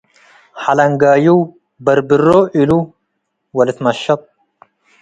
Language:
Tigre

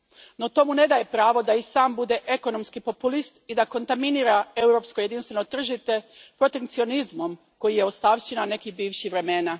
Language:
Croatian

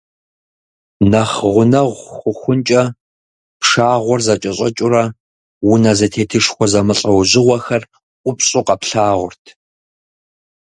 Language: Kabardian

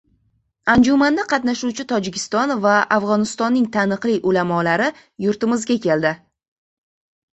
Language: Uzbek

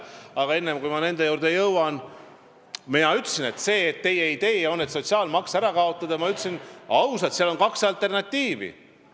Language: Estonian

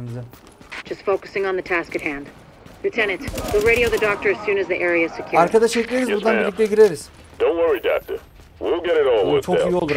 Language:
Turkish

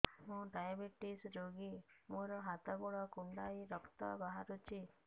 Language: Odia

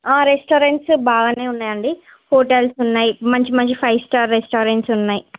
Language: Telugu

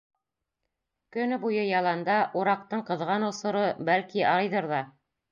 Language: Bashkir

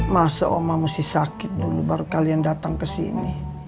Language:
Indonesian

